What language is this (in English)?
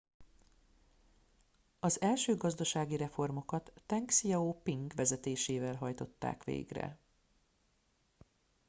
Hungarian